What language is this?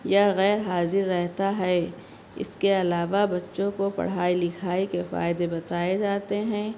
Urdu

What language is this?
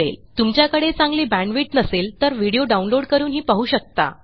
Marathi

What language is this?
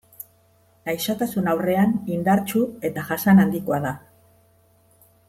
Basque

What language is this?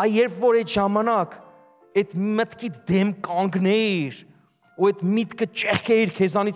Turkish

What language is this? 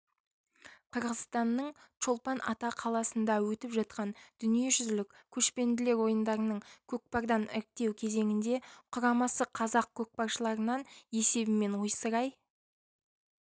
Kazakh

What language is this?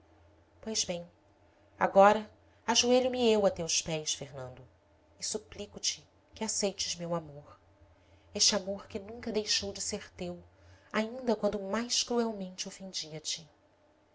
Portuguese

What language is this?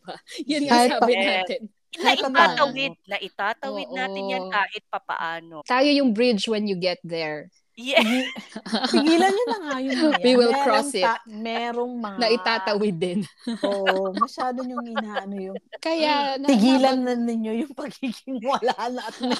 Filipino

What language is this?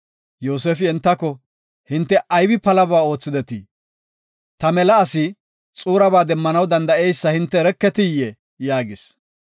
Gofa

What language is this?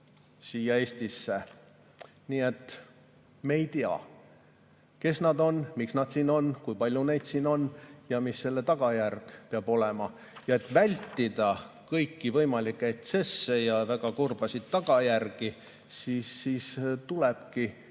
Estonian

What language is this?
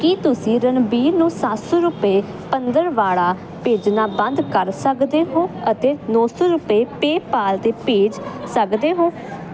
Punjabi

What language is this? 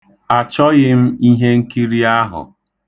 Igbo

